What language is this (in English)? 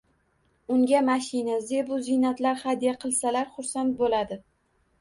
Uzbek